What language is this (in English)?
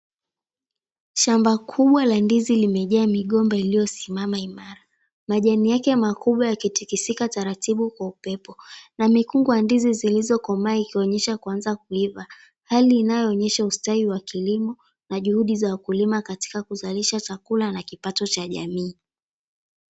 Swahili